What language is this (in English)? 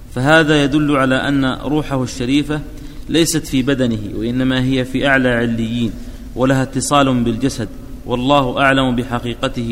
Arabic